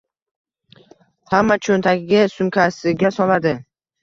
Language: Uzbek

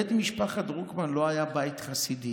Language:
Hebrew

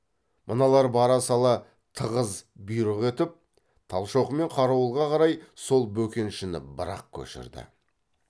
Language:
Kazakh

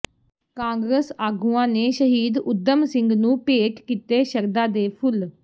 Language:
Punjabi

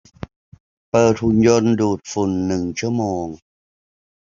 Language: Thai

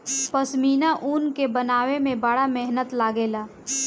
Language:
Bhojpuri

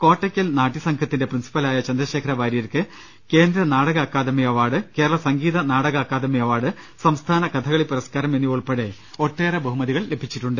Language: Malayalam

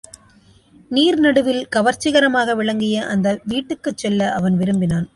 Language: Tamil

